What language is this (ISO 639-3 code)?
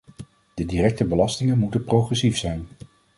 nld